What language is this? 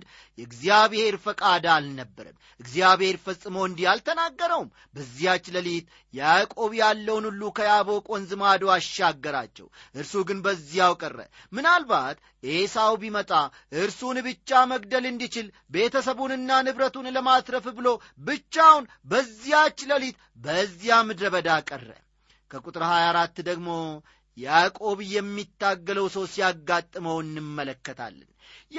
Amharic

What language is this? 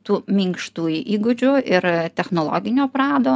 Lithuanian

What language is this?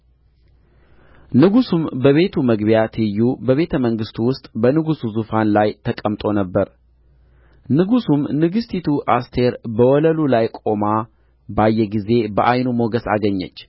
Amharic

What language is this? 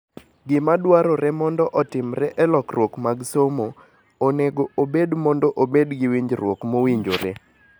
Luo (Kenya and Tanzania)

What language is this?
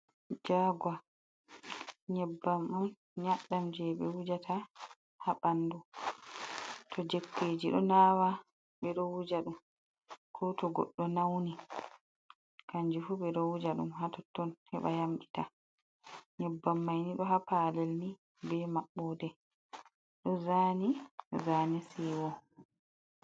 Fula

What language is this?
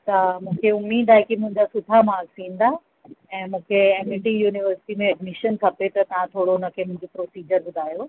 Sindhi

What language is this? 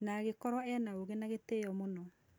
Kikuyu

